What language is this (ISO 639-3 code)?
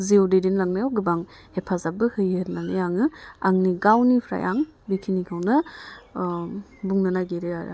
brx